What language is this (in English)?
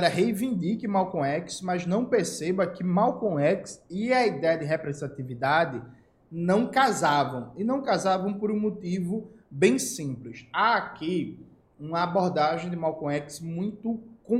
Portuguese